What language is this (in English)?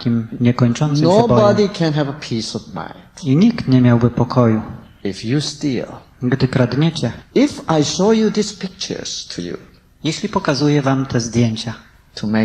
Polish